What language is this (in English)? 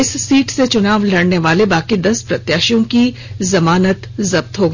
Hindi